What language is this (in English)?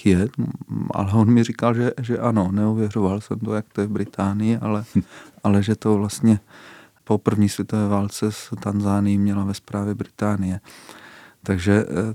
Czech